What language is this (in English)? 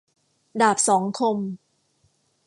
Thai